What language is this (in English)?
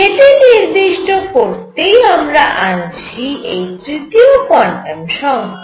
Bangla